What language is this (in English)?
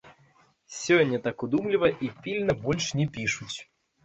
Belarusian